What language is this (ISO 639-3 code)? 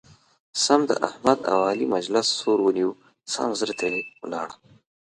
pus